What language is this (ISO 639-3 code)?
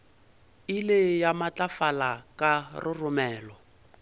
nso